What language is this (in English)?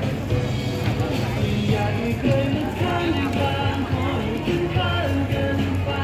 Thai